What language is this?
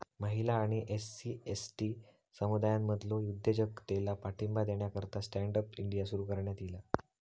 Marathi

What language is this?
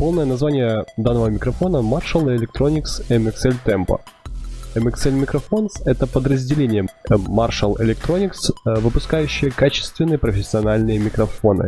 Russian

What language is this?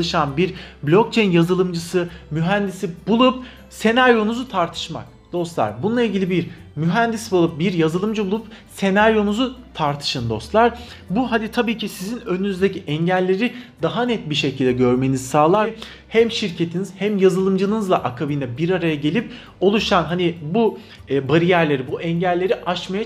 Turkish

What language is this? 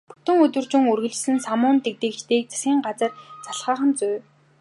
Mongolian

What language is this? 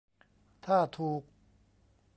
Thai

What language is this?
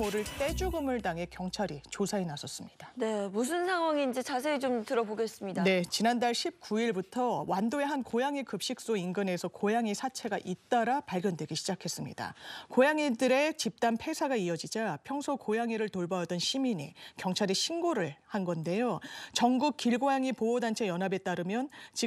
Korean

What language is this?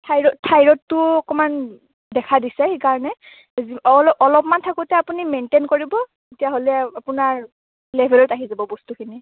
Assamese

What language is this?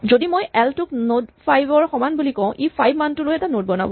Assamese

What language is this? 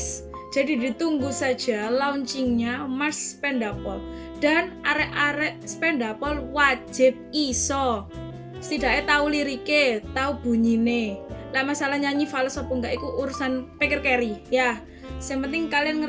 Indonesian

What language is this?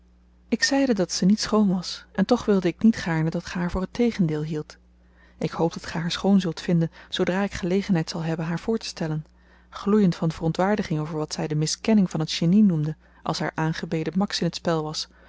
Dutch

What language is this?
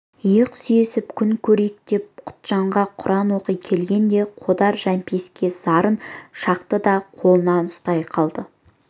Kazakh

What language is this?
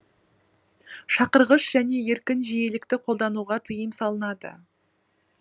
Kazakh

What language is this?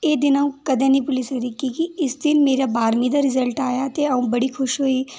Dogri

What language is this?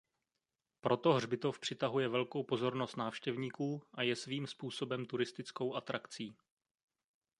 Czech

